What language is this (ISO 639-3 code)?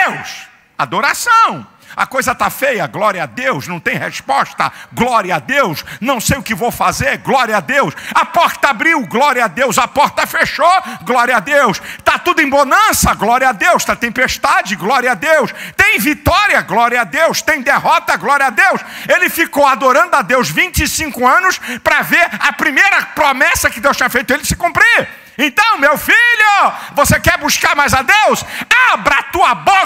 por